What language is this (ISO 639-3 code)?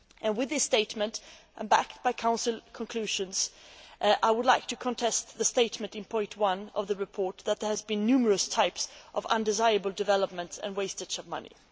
eng